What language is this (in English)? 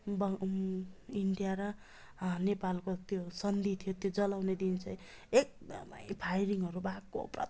Nepali